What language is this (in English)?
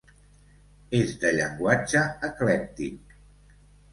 Catalan